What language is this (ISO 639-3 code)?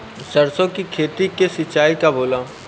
bho